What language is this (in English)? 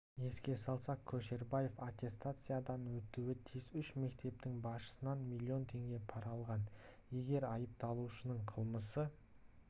Kazakh